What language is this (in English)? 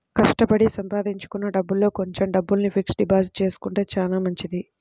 Telugu